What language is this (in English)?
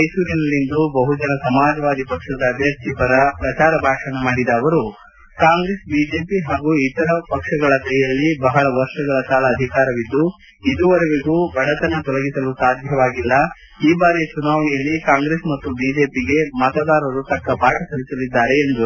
Kannada